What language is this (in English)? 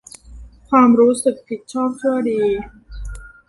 Thai